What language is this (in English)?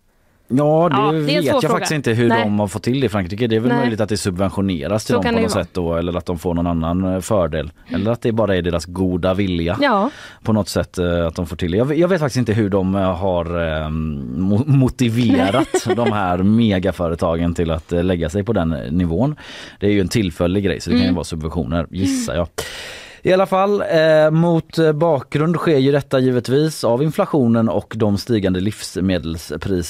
Swedish